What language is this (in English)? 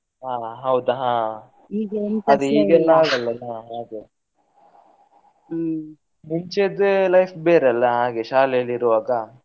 Kannada